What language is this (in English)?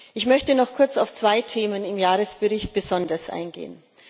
German